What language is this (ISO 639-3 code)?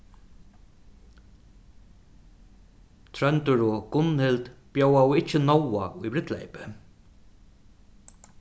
fao